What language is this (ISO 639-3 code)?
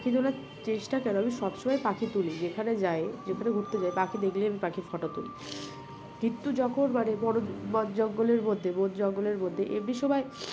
ben